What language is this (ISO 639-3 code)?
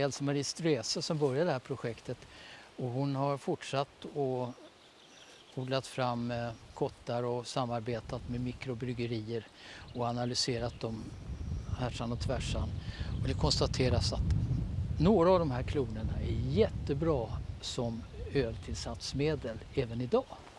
swe